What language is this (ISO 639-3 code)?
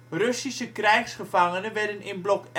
nld